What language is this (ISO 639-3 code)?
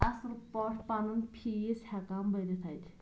kas